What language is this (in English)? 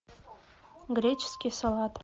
Russian